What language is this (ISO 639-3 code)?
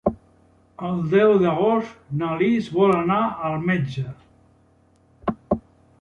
cat